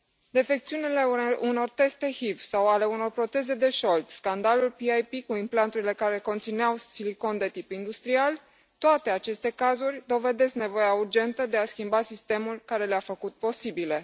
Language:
Romanian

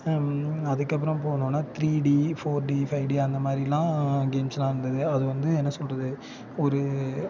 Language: Tamil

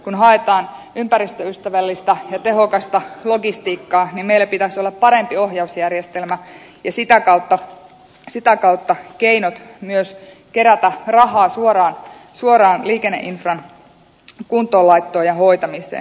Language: Finnish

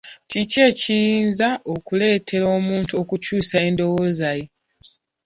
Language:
Ganda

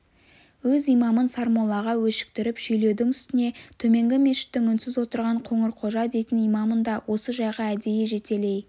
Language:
Kazakh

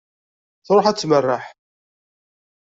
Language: Kabyle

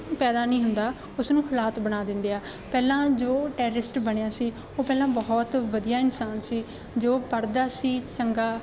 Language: Punjabi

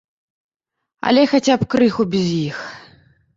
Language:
Belarusian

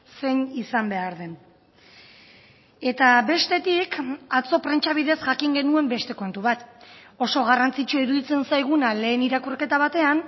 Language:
Basque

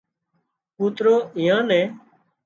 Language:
Wadiyara Koli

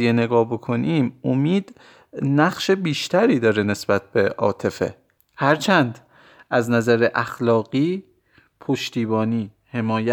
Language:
Persian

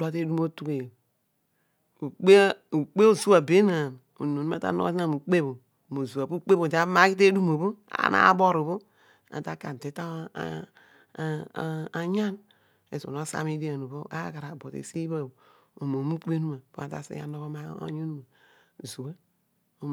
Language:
Odual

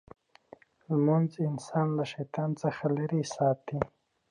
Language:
Pashto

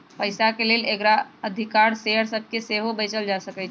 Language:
Magahi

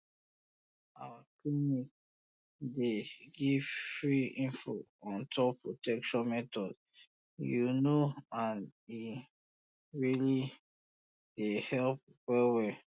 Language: Nigerian Pidgin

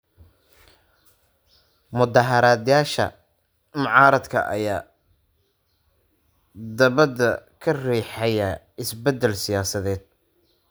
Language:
Somali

